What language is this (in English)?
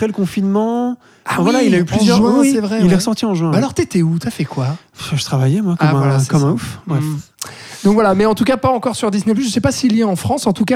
French